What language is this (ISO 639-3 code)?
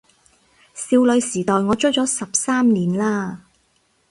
yue